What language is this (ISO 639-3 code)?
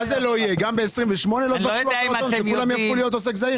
heb